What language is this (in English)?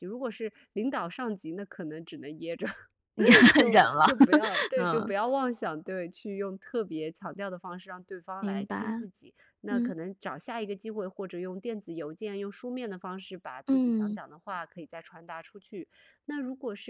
Chinese